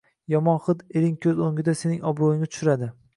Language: Uzbek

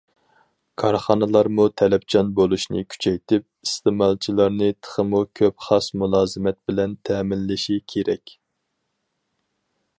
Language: Uyghur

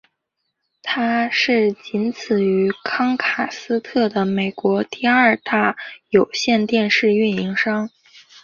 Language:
Chinese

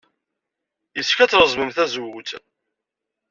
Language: Kabyle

